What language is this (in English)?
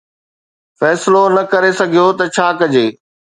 Sindhi